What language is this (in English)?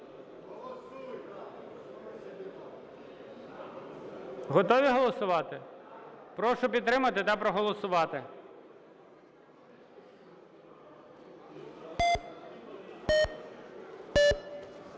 Ukrainian